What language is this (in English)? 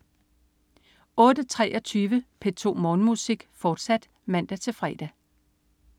Danish